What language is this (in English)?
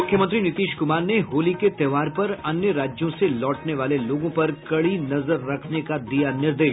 Hindi